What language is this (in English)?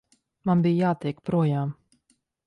Latvian